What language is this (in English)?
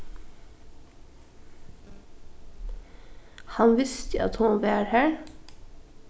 Faroese